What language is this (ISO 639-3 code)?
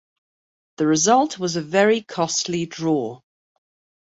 eng